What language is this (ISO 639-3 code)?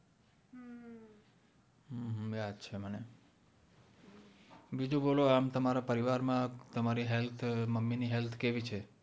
guj